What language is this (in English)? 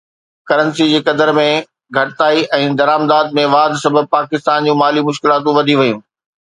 Sindhi